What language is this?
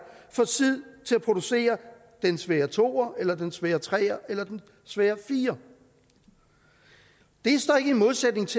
Danish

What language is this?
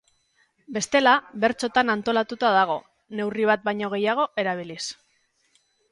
Basque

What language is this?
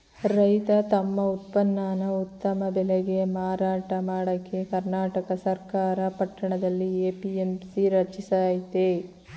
Kannada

